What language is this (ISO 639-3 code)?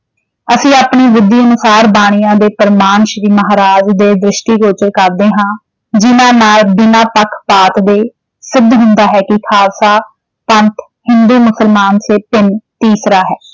pan